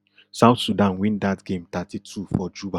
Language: Nigerian Pidgin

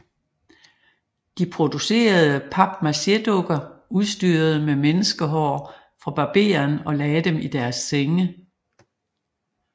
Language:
Danish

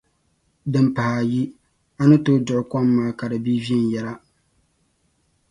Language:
Dagbani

